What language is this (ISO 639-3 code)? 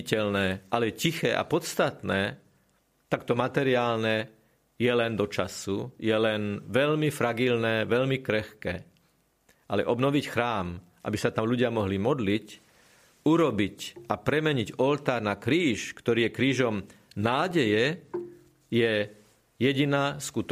slk